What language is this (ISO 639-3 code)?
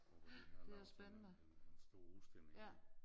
dan